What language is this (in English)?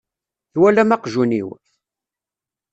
Kabyle